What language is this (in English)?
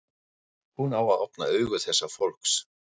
Icelandic